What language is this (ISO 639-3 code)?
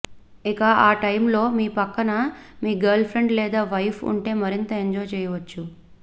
tel